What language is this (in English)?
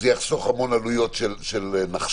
Hebrew